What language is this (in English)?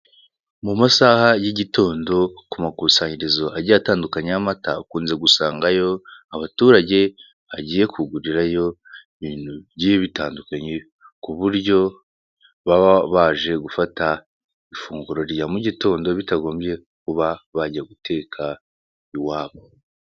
Kinyarwanda